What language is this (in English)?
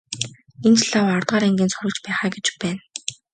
Mongolian